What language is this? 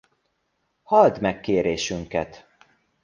Hungarian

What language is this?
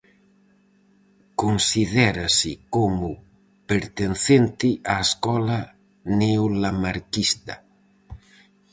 Galician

